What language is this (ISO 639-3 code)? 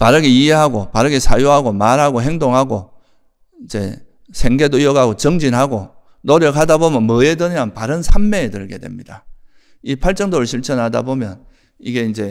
kor